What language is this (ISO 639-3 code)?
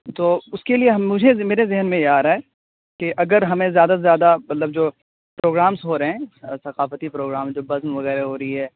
urd